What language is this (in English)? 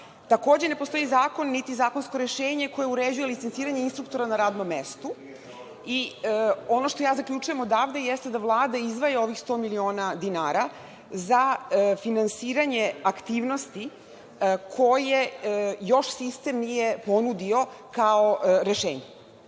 Serbian